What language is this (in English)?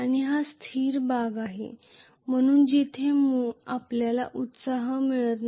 Marathi